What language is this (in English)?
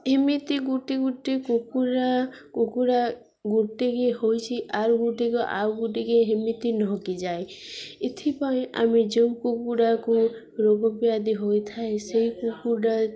Odia